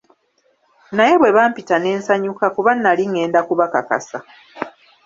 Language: Ganda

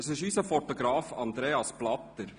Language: Swiss German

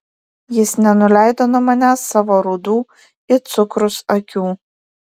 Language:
Lithuanian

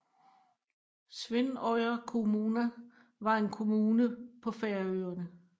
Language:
Danish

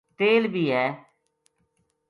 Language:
Gujari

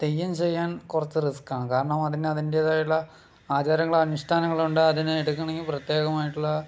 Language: Malayalam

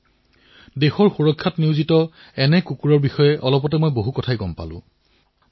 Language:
Assamese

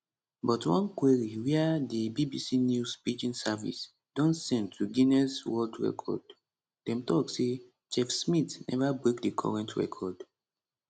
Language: Nigerian Pidgin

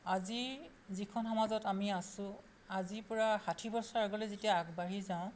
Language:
Assamese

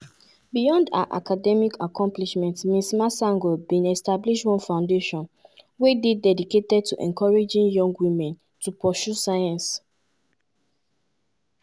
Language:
Nigerian Pidgin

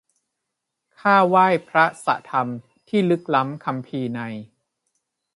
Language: Thai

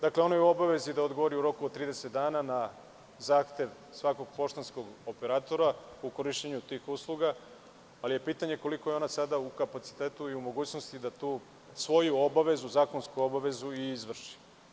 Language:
Serbian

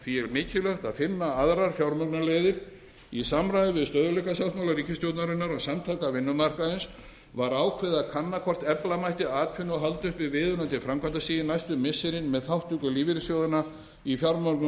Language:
Icelandic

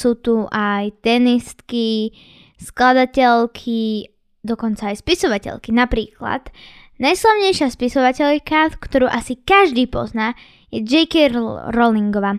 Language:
Slovak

